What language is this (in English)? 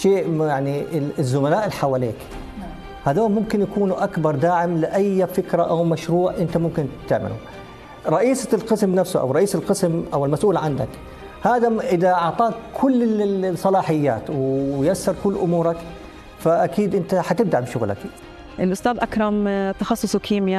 Arabic